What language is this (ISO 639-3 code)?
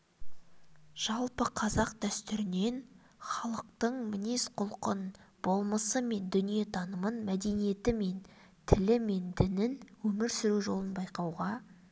kaz